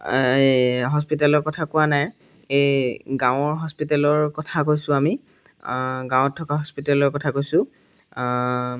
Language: Assamese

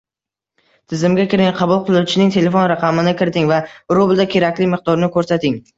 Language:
Uzbek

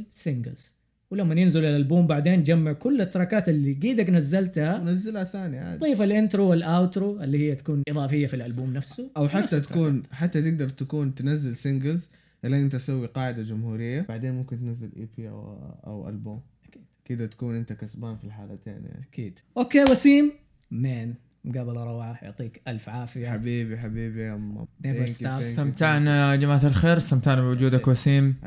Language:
Arabic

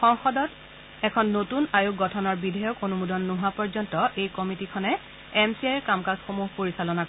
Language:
Assamese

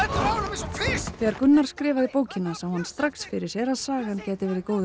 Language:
Icelandic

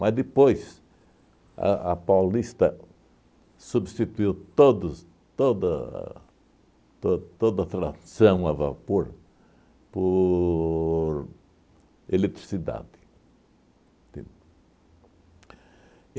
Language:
Portuguese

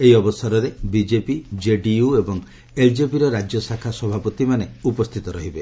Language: Odia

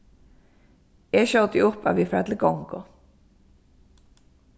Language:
Faroese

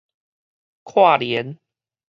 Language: Min Nan Chinese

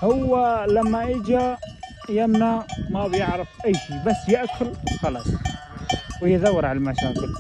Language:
Arabic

